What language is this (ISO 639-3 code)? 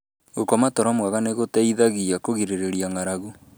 kik